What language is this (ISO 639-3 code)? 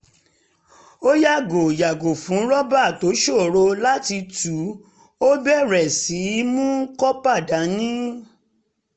yor